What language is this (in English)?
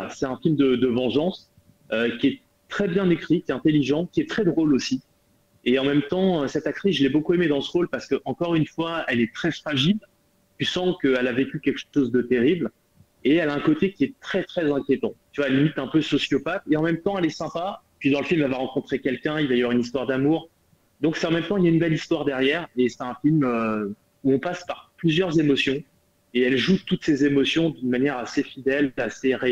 French